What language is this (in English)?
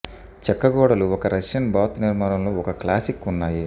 Telugu